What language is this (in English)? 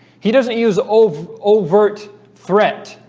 English